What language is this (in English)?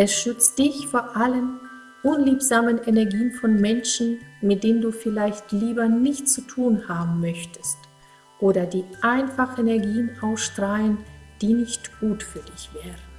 German